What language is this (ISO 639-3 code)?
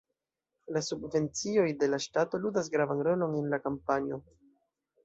epo